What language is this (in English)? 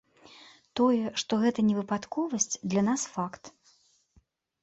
Belarusian